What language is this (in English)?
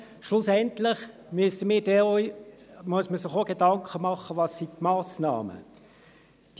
Swiss German